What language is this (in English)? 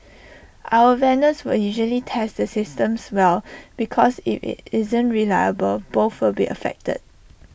English